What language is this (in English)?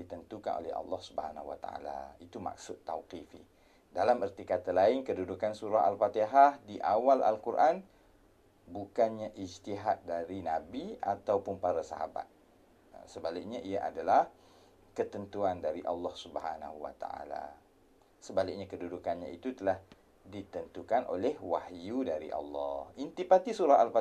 Malay